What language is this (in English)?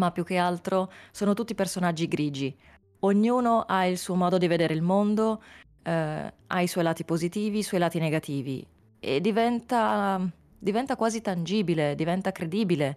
Italian